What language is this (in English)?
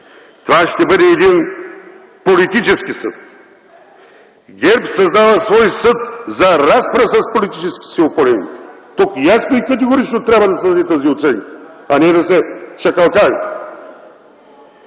Bulgarian